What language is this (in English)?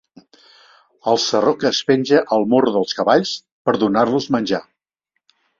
Catalan